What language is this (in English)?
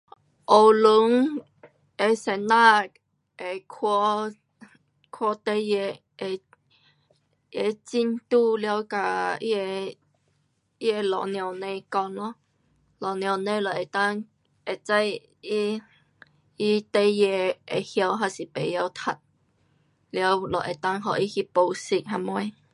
Pu-Xian Chinese